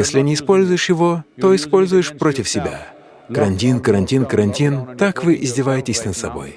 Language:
Russian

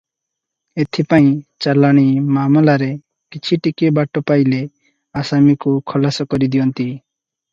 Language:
Odia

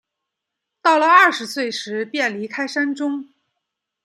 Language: Chinese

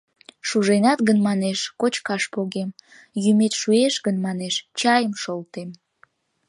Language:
Mari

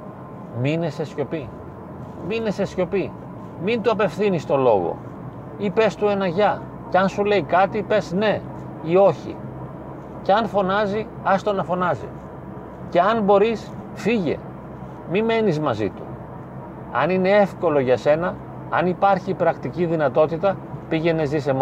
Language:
Greek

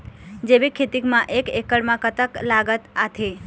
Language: Chhattisgarhi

